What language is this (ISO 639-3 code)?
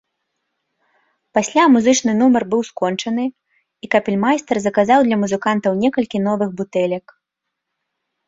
bel